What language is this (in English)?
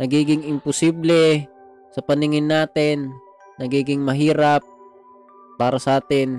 Filipino